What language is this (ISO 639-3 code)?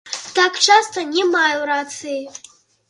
bel